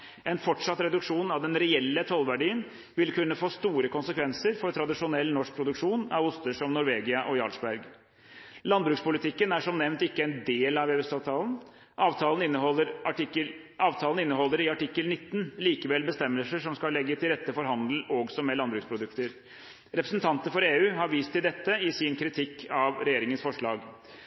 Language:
Norwegian Bokmål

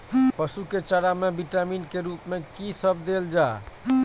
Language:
Maithili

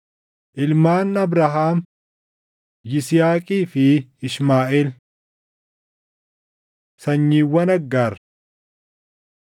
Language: Oromo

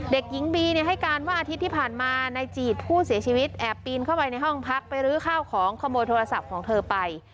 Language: Thai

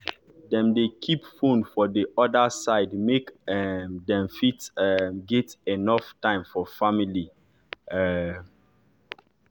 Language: Nigerian Pidgin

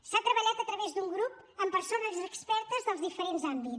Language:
Catalan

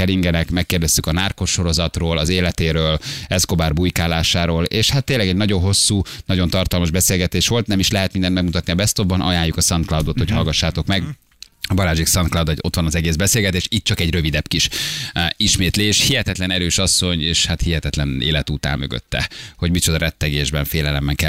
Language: Hungarian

